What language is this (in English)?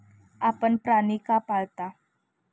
Marathi